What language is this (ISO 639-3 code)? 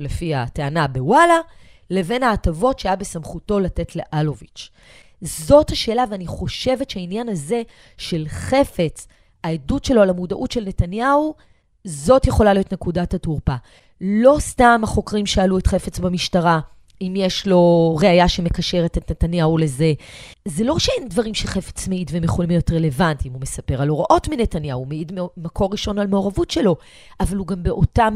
heb